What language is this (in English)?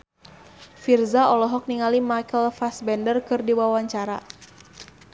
Sundanese